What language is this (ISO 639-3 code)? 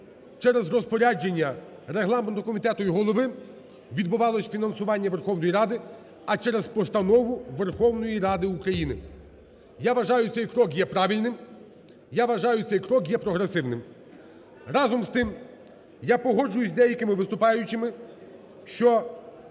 ukr